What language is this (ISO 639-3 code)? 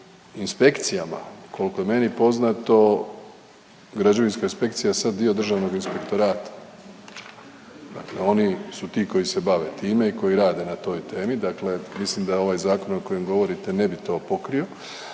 hrv